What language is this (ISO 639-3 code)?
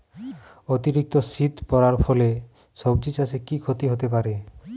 ben